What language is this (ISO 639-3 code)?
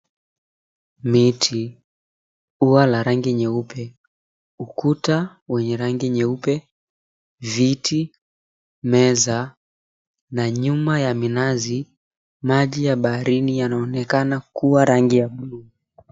swa